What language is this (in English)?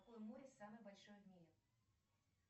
Russian